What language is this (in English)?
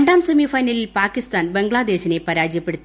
Malayalam